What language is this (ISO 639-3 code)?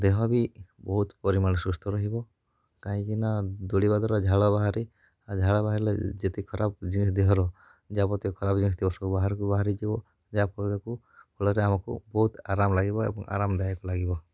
ori